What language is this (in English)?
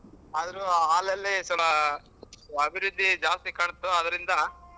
Kannada